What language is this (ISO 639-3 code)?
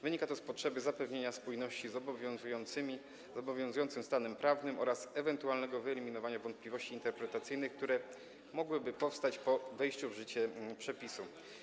pol